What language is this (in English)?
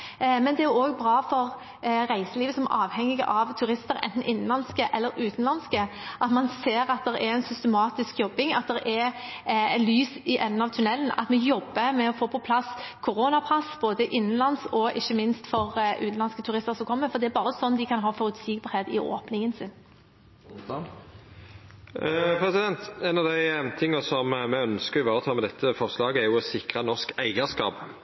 Norwegian